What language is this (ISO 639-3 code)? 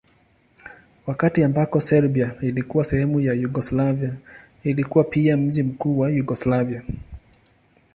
swa